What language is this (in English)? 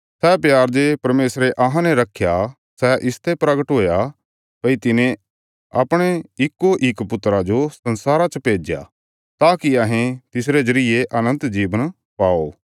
Bilaspuri